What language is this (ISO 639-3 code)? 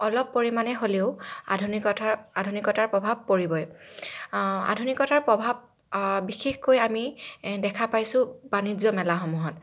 asm